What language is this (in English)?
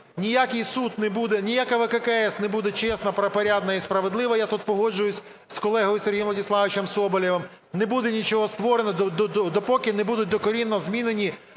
Ukrainian